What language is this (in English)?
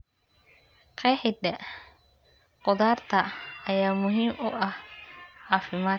Somali